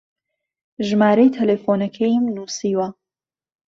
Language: Central Kurdish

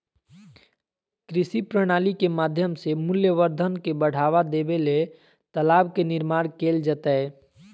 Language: Magahi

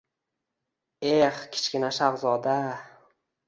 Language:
Uzbek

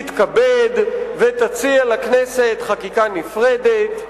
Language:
Hebrew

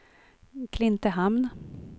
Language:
Swedish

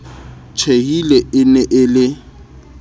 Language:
Southern Sotho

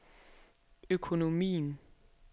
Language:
Danish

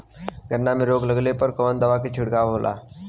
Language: Bhojpuri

